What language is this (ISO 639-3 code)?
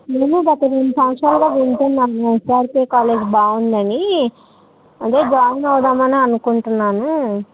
tel